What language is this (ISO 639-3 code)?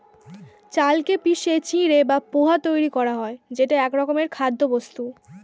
ben